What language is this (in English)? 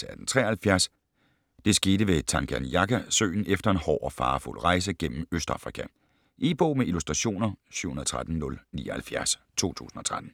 Danish